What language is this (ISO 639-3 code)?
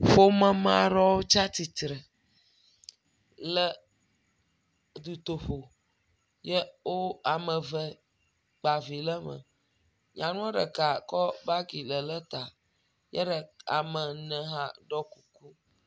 ewe